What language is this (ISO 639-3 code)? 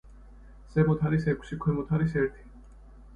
kat